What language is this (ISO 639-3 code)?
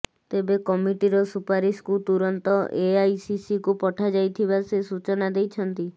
ori